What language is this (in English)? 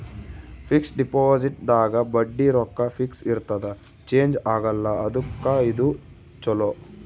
Kannada